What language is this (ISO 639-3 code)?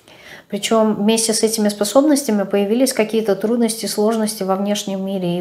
rus